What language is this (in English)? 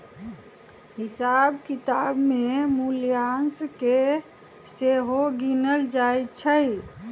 Magahi